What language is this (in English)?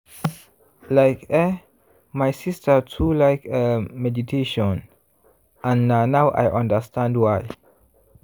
Nigerian Pidgin